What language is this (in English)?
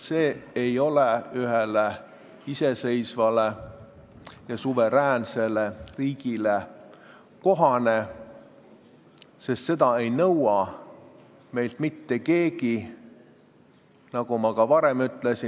Estonian